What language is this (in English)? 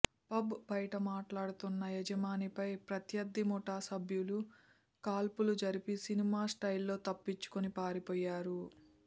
Telugu